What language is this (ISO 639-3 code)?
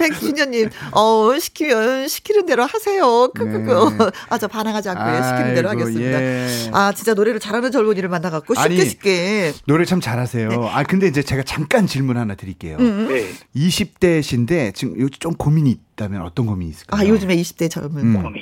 kor